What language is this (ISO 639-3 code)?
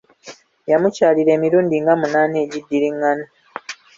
lug